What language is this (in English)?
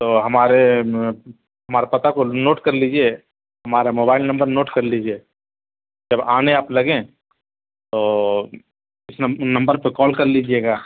Urdu